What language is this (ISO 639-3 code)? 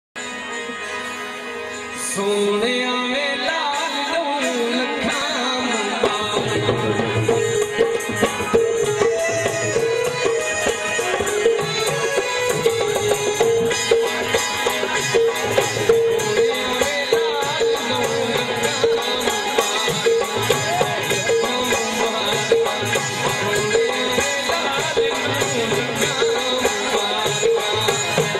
hin